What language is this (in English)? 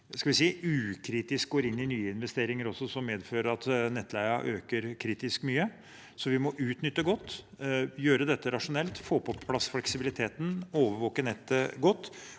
Norwegian